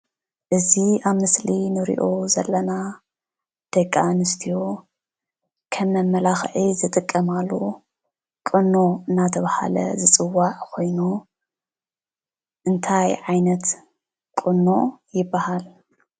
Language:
Tigrinya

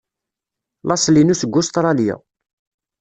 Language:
Kabyle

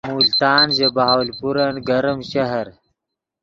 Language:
Yidgha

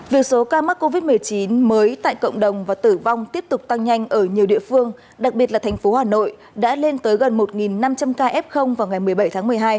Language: Vietnamese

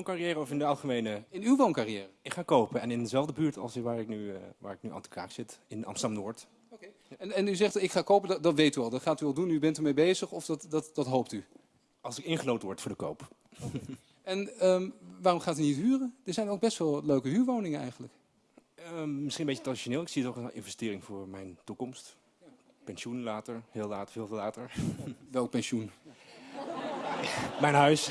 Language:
Dutch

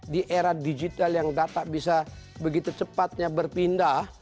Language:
Indonesian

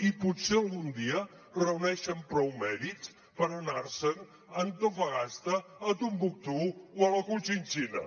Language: Catalan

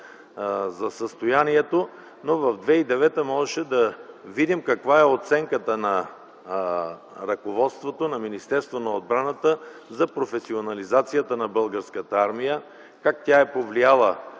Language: Bulgarian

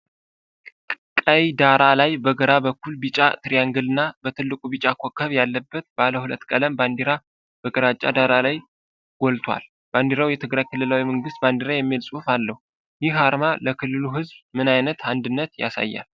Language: Amharic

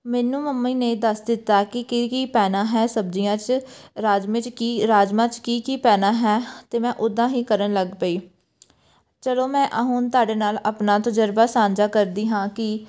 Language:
Punjabi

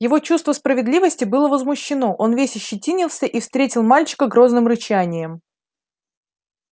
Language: Russian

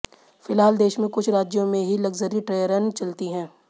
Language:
Hindi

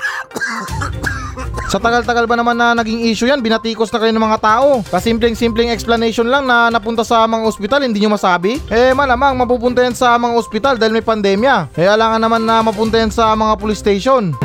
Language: Filipino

